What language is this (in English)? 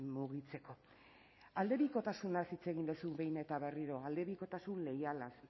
Basque